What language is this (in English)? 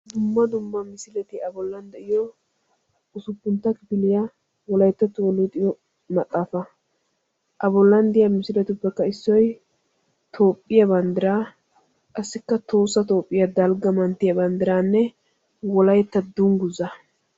Wolaytta